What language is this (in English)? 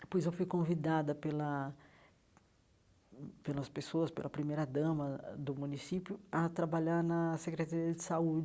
Portuguese